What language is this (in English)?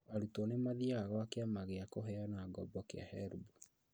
Kikuyu